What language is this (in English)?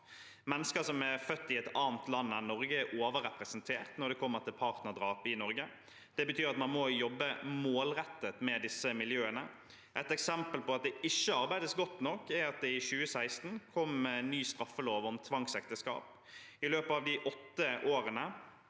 Norwegian